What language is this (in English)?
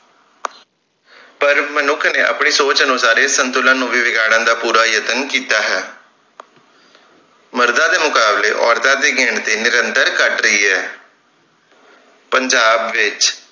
Punjabi